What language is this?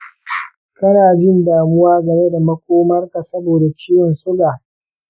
Hausa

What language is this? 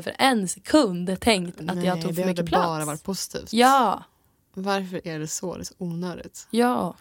Swedish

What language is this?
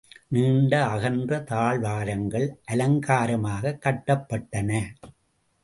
Tamil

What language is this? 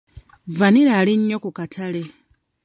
Ganda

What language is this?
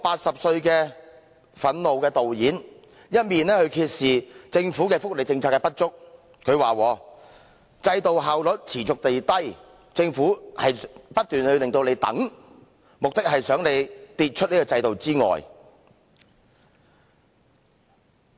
Cantonese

